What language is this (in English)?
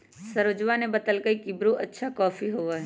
Magahi